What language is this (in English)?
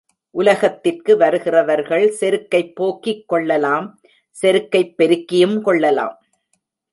Tamil